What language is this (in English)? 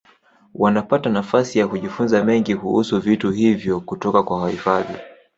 Swahili